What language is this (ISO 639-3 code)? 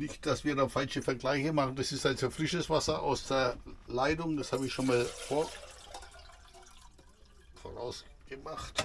deu